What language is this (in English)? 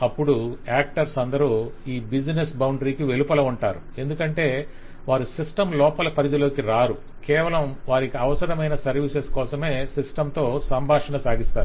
Telugu